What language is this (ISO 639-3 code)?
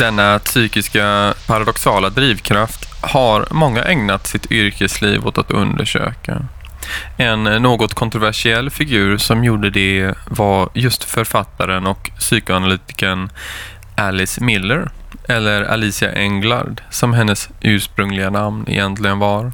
swe